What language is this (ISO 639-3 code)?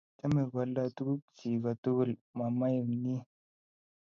kln